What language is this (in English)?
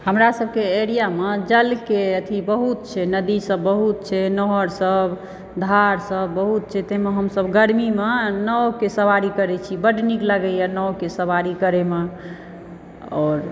Maithili